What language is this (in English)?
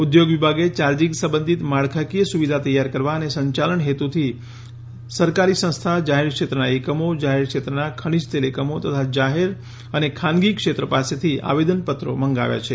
Gujarati